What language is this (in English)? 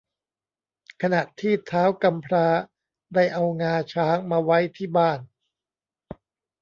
Thai